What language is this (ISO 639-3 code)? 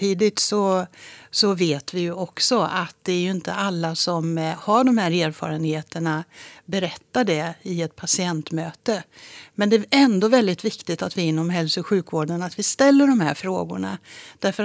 swe